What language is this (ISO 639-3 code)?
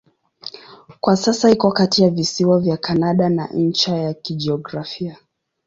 swa